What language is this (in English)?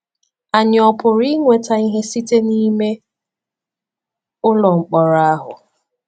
Igbo